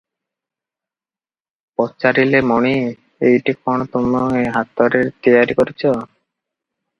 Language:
Odia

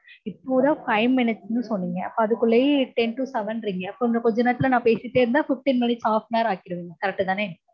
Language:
Tamil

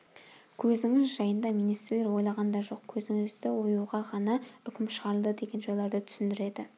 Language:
Kazakh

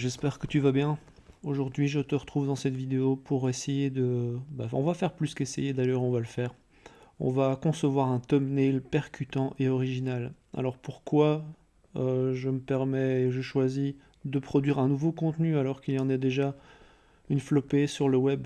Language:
French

